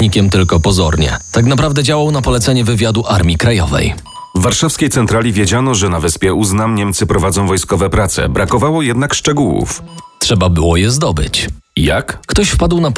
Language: Polish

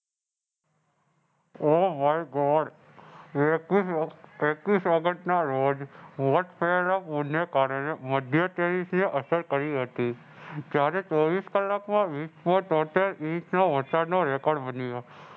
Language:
Gujarati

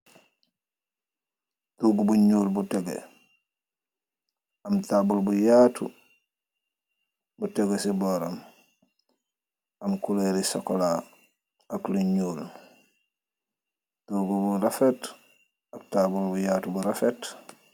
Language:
Wolof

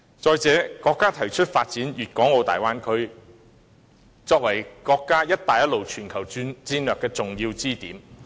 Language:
Cantonese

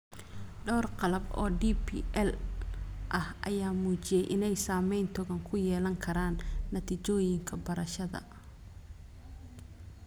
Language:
Somali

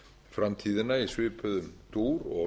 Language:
Icelandic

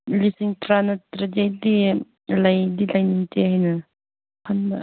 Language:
Manipuri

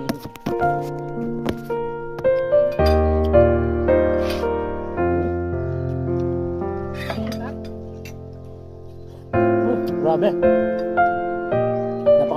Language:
Filipino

